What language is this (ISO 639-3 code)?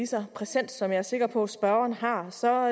dan